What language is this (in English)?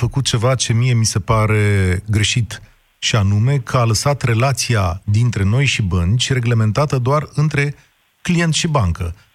Romanian